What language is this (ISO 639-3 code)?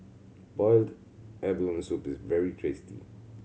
eng